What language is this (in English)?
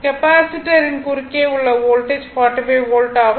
Tamil